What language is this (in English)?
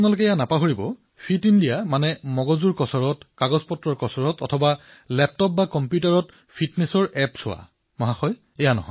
Assamese